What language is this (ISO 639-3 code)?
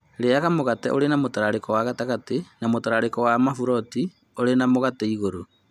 kik